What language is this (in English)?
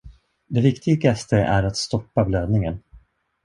Swedish